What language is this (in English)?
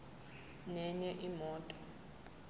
Zulu